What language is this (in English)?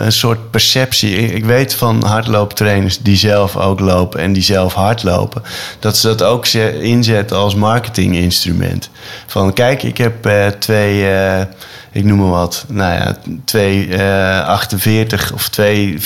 Dutch